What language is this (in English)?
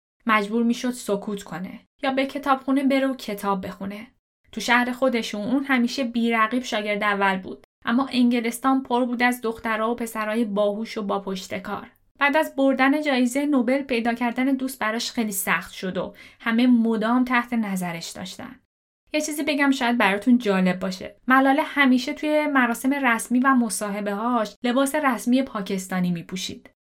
Persian